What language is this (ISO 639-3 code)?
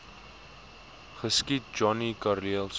afr